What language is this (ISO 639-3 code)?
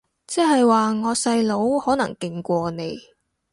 yue